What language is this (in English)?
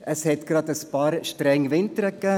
Swiss German